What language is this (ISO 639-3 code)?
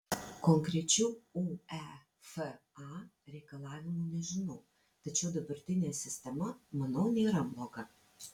lit